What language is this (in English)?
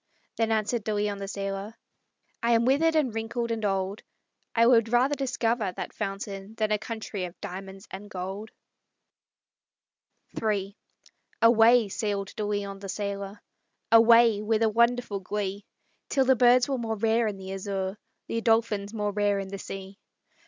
English